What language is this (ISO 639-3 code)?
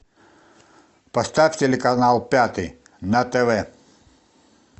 rus